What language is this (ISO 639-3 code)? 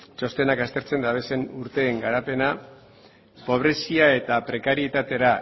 eus